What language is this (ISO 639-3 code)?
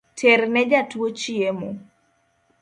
luo